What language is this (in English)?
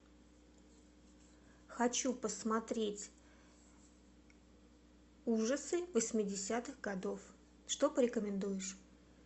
Russian